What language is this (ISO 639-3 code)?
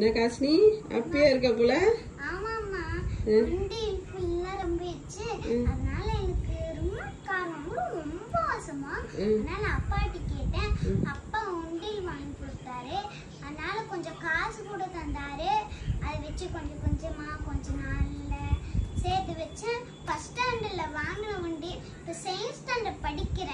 ron